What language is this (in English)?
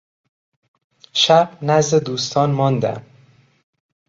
Persian